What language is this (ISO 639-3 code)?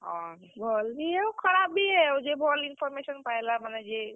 ori